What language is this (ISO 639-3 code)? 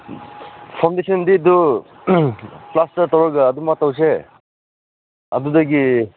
mni